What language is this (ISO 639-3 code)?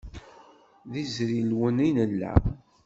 kab